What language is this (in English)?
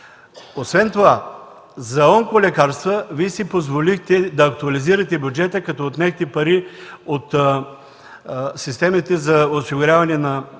Bulgarian